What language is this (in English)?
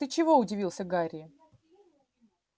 Russian